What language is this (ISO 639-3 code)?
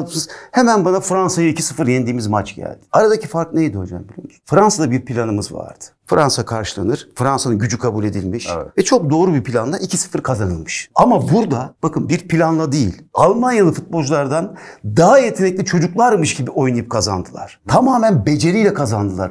tur